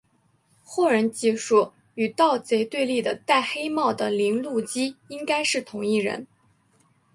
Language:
Chinese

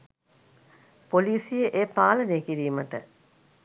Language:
Sinhala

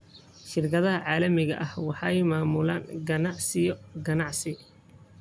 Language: Somali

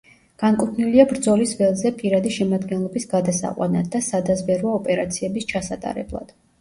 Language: Georgian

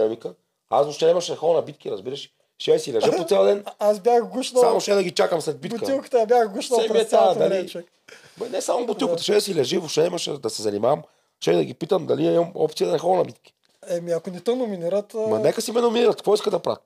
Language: Bulgarian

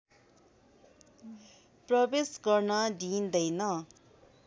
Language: Nepali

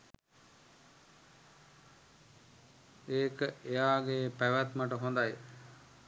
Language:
Sinhala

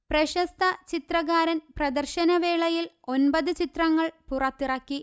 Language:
Malayalam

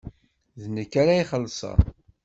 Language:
Kabyle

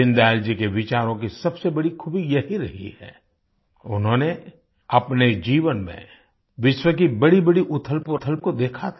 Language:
Hindi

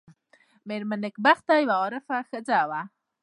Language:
Pashto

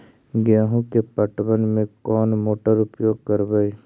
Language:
Magahi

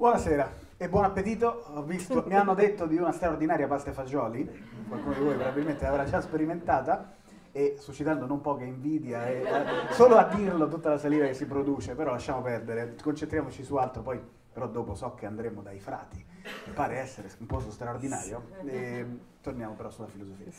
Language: Italian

